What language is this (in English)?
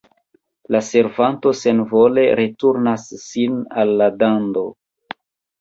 Esperanto